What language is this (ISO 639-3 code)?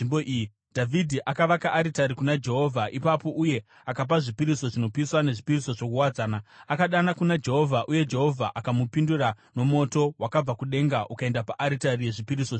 sna